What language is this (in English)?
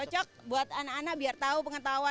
Indonesian